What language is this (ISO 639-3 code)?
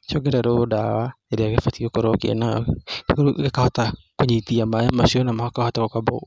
kik